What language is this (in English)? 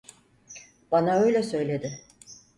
Turkish